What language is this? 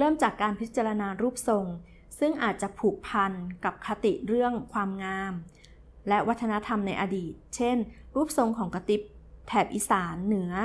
Thai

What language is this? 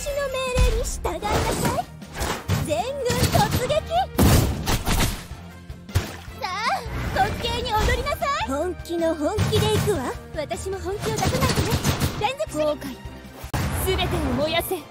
Japanese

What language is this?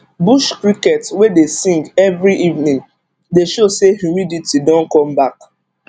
Nigerian Pidgin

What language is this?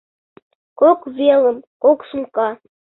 Mari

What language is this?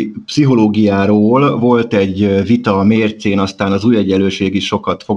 Hungarian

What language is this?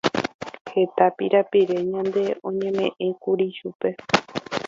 Guarani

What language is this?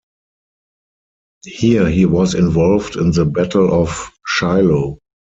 English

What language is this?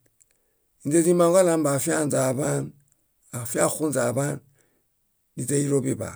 Bayot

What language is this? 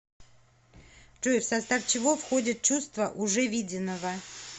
Russian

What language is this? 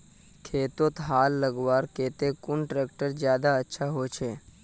Magahi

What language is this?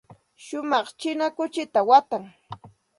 Santa Ana de Tusi Pasco Quechua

